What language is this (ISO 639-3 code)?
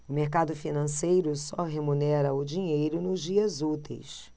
por